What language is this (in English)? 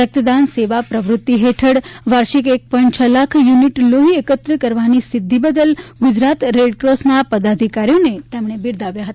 Gujarati